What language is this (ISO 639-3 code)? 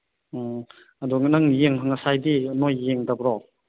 mni